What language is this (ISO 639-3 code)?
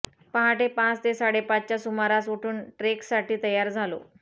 mar